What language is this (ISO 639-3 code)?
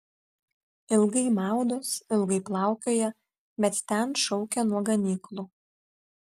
lit